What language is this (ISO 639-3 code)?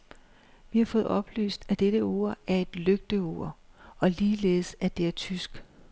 dan